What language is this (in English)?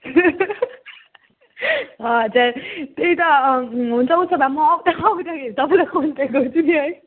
Nepali